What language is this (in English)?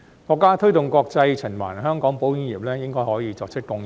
Cantonese